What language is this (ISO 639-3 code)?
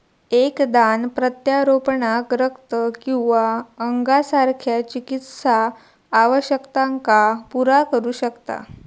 mar